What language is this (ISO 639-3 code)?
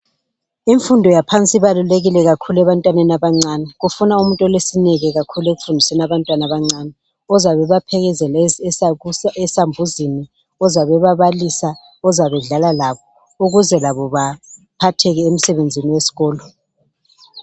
nde